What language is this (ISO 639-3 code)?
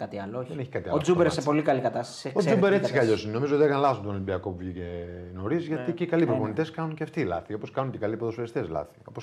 ell